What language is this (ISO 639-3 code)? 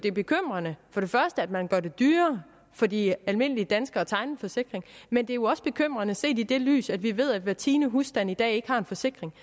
dan